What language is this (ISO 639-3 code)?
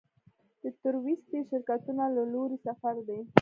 pus